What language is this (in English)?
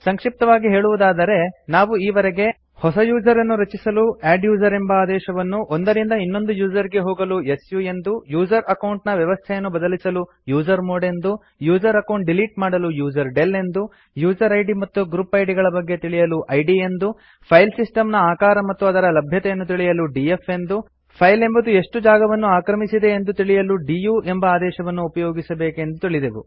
Kannada